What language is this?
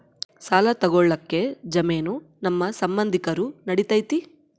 Kannada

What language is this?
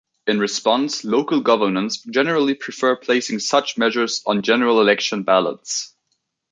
English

